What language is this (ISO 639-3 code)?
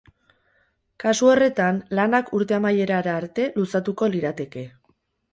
eus